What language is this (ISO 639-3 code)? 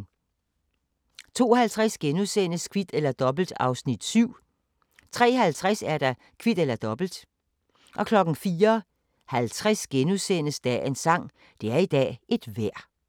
dan